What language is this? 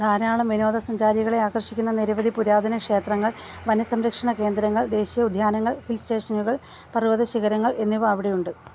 Malayalam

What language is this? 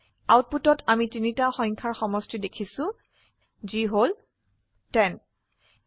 Assamese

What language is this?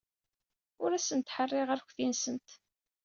Kabyle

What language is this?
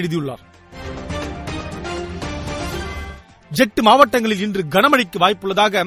Tamil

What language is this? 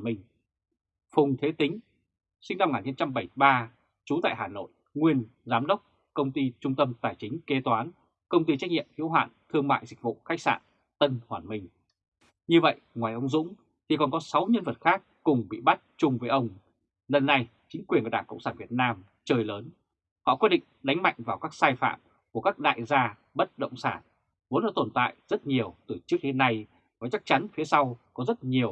Vietnamese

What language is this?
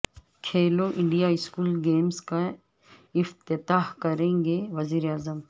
Urdu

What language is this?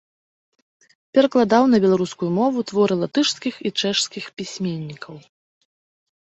Belarusian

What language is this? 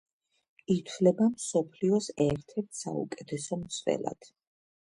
Georgian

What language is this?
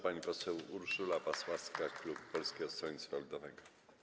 Polish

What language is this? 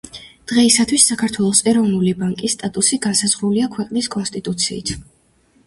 Georgian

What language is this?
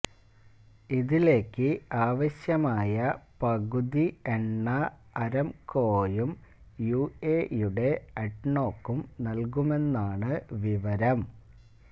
Malayalam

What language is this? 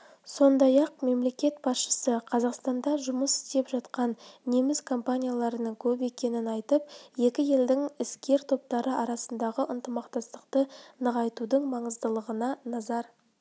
Kazakh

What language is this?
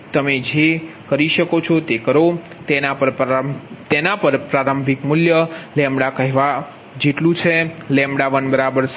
Gujarati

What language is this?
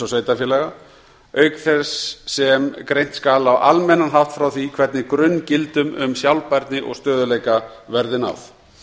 Icelandic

